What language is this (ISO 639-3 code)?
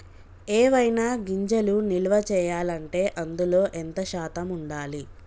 tel